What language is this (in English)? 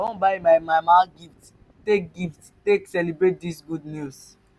Nigerian Pidgin